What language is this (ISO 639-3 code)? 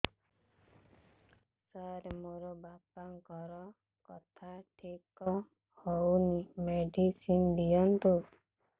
ori